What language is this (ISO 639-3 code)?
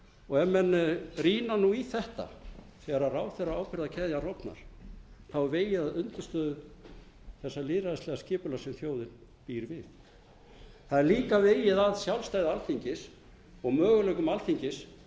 isl